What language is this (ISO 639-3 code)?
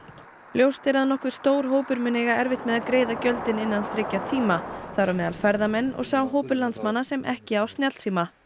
isl